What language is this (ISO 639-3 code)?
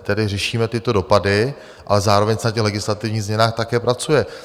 ces